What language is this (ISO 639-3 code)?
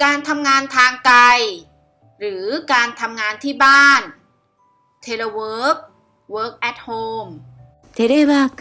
tha